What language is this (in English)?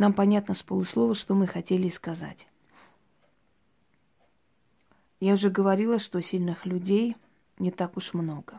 Russian